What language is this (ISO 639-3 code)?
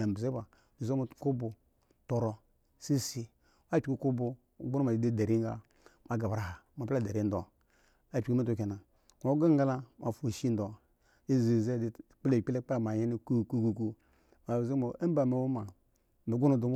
ego